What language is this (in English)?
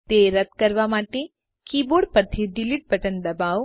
Gujarati